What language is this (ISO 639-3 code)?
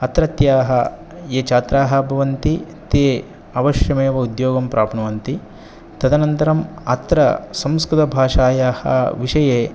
san